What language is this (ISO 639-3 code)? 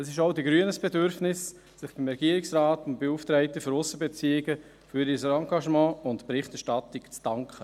gsw